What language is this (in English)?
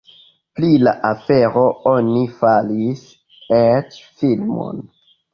Esperanto